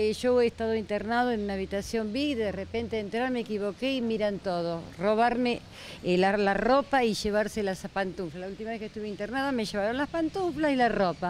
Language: Spanish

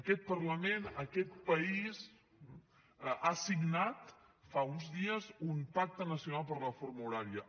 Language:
Catalan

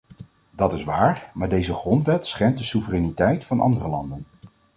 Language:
Dutch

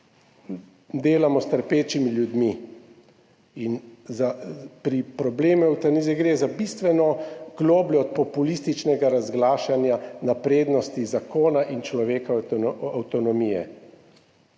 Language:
Slovenian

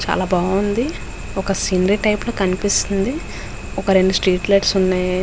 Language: Telugu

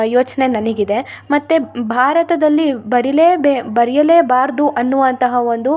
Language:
Kannada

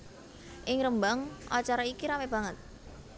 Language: Javanese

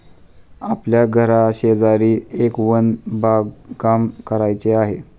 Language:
Marathi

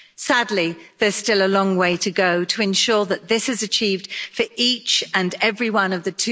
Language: English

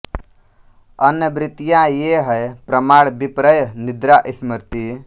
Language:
Hindi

